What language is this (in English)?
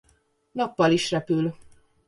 Hungarian